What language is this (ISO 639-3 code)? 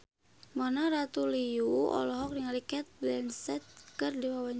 sun